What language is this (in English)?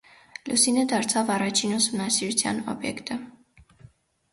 Armenian